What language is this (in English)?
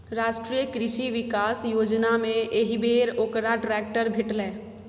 Maithili